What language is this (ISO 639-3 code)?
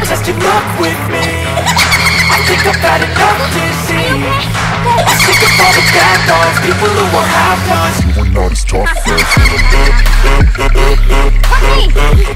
eng